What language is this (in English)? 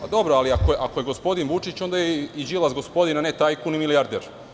Serbian